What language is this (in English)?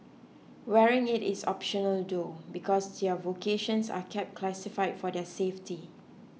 English